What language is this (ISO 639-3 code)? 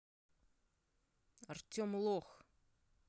rus